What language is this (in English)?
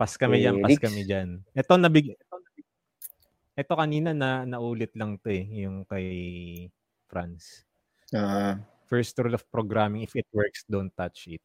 Filipino